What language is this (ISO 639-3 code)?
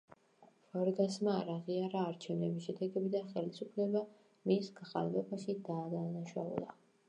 kat